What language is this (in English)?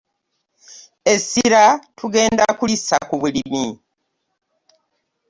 Ganda